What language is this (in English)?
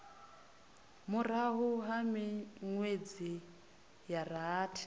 Venda